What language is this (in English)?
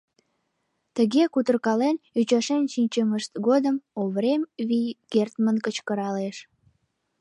Mari